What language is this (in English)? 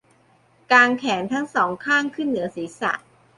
Thai